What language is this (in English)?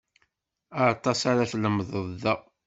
Kabyle